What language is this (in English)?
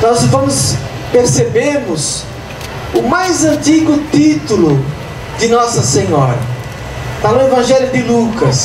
Portuguese